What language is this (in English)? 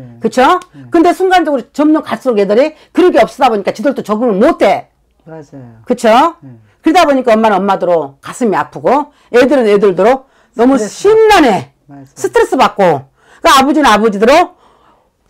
Korean